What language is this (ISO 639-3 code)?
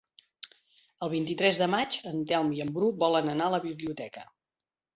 cat